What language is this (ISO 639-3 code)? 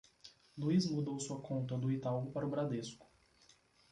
por